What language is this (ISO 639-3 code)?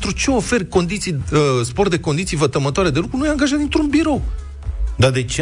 ron